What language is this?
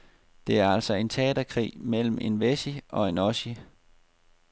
Danish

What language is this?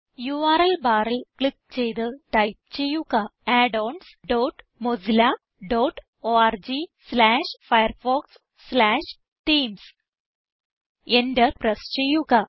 Malayalam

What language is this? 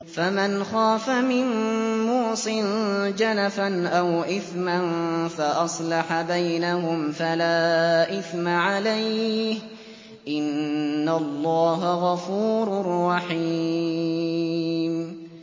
Arabic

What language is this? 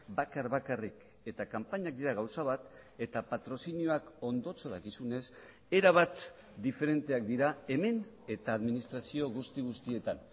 Basque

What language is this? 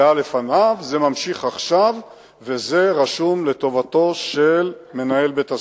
Hebrew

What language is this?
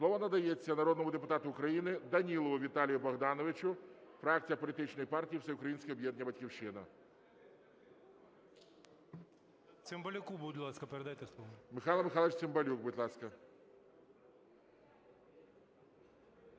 Ukrainian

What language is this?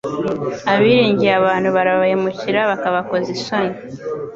Kinyarwanda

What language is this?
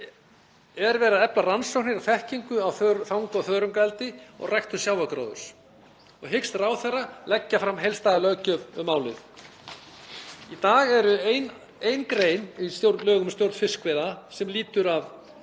Icelandic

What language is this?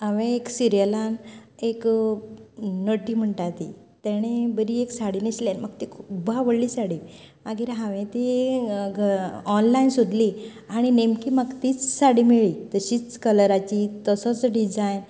Konkani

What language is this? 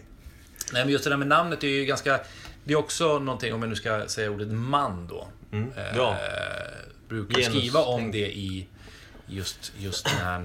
Swedish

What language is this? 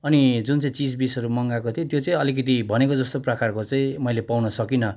Nepali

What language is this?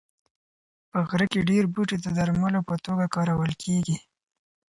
Pashto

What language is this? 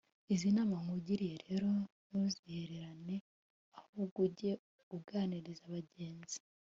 Kinyarwanda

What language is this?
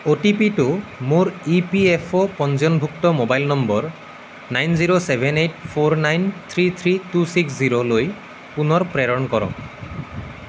Assamese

